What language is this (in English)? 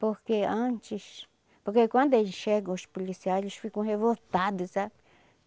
Portuguese